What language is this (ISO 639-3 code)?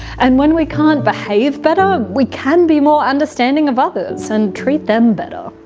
eng